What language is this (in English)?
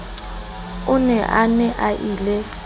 Southern Sotho